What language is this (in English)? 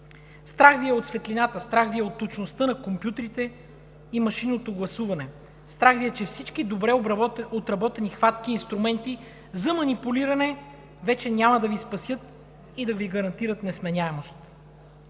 Bulgarian